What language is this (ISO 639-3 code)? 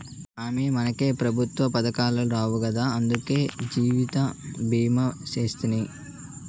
tel